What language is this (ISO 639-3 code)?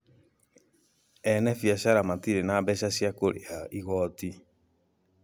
kik